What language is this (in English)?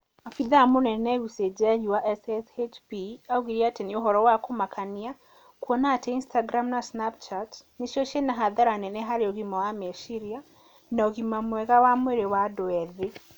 Kikuyu